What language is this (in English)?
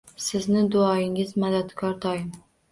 Uzbek